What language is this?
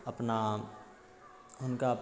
Maithili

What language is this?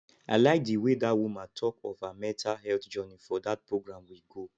Nigerian Pidgin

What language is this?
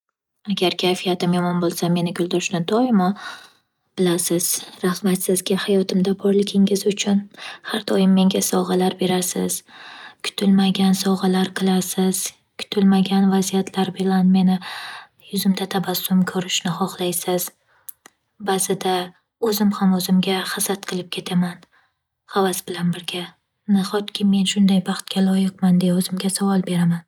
Uzbek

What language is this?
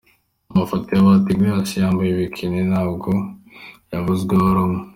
Kinyarwanda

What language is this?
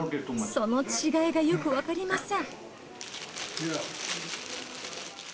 Japanese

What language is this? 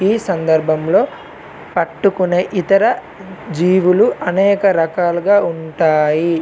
Telugu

